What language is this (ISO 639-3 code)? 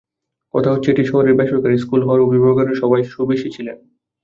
ben